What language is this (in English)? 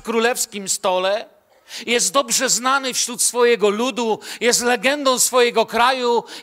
Polish